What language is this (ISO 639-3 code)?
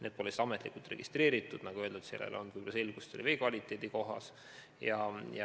est